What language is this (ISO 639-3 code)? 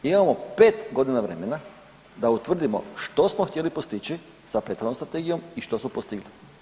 hrv